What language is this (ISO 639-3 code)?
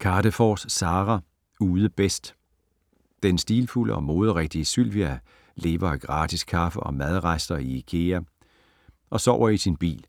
dan